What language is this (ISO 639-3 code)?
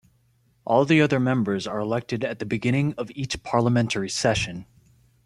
eng